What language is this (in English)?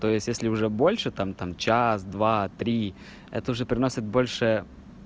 Russian